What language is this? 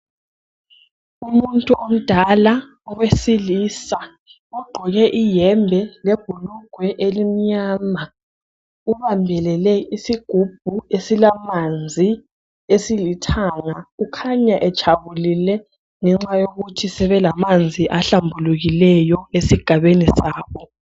North Ndebele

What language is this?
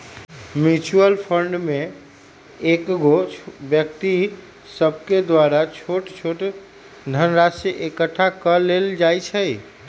Magahi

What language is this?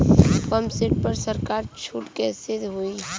Bhojpuri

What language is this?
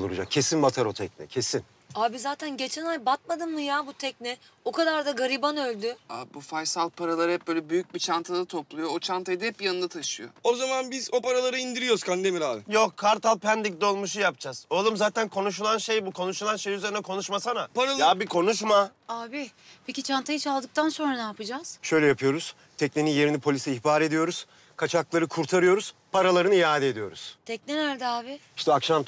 Turkish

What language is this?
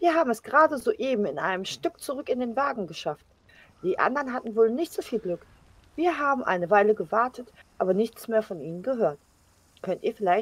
German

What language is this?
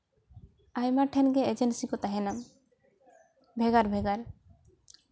Santali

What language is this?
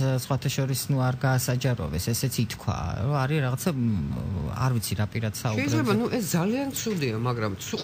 Greek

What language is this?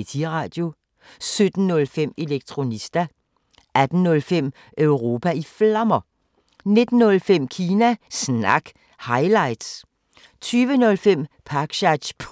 Danish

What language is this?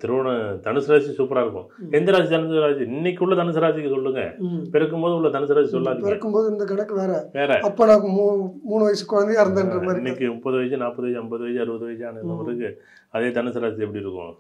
Tamil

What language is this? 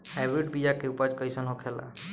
Bhojpuri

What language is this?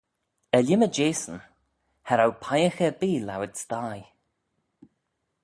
Manx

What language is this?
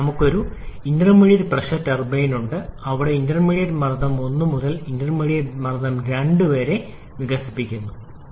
Malayalam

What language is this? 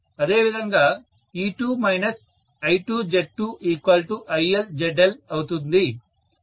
Telugu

